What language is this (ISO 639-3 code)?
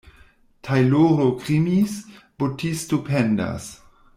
epo